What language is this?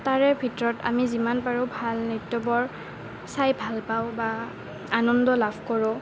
Assamese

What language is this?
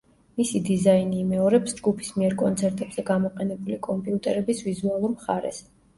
Georgian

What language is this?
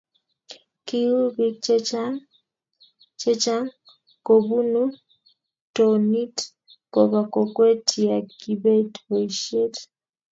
Kalenjin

